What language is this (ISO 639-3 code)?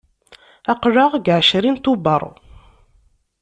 kab